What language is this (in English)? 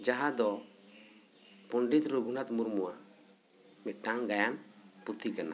Santali